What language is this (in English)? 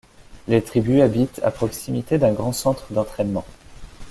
French